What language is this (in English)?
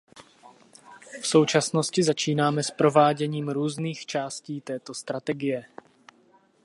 Czech